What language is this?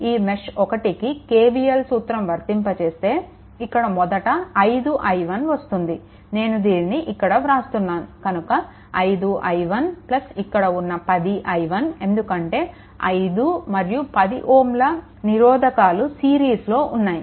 Telugu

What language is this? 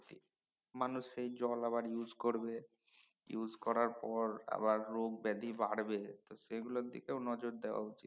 Bangla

